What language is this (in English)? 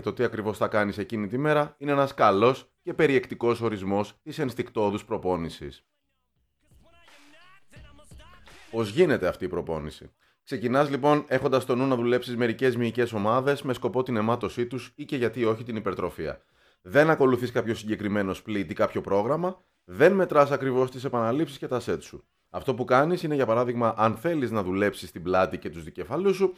Greek